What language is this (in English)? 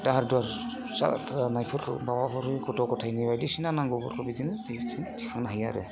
Bodo